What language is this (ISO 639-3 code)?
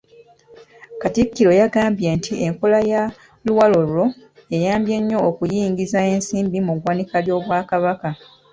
lug